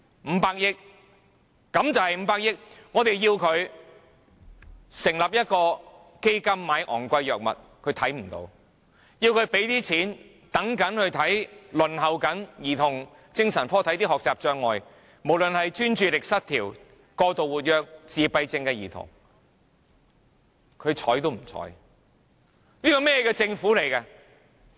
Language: Cantonese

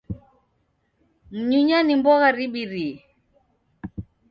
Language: Taita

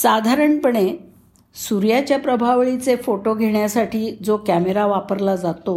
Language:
Marathi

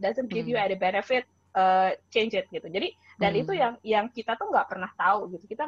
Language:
Indonesian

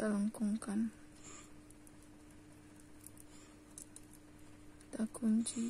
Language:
Indonesian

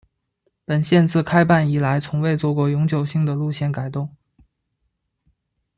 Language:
Chinese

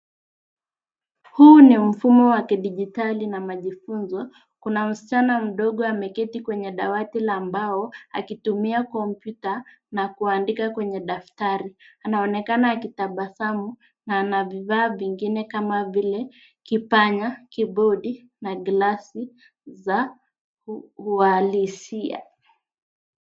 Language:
Swahili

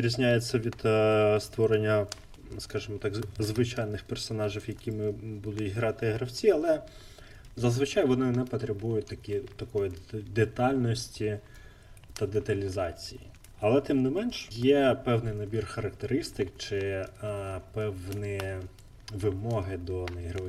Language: Ukrainian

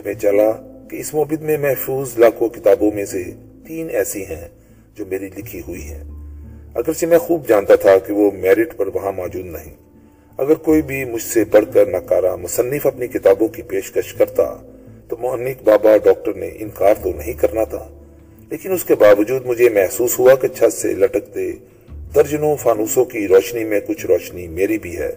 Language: Urdu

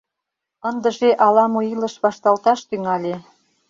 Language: Mari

